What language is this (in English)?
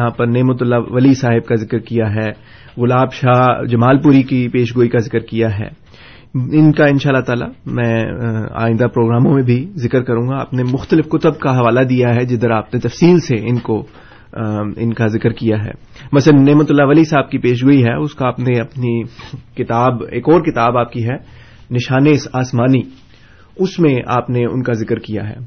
Urdu